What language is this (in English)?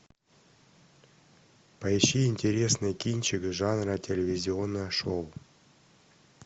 Russian